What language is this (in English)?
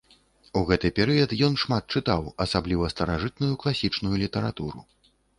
Belarusian